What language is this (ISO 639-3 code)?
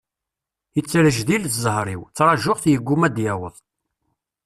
kab